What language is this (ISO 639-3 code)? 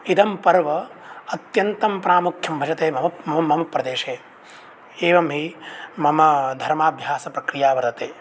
san